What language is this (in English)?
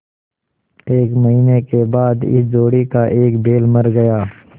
Hindi